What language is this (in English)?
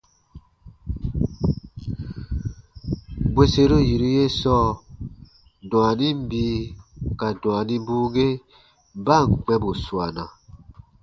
Baatonum